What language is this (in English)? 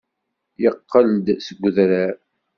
Kabyle